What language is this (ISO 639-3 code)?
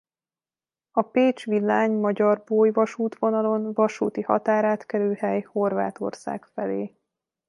hun